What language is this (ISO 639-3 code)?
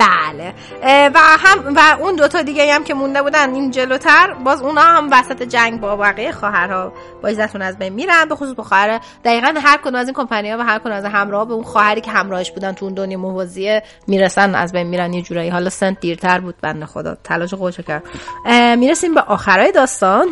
fas